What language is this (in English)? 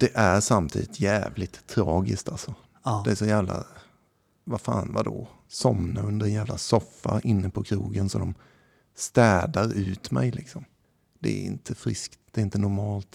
Swedish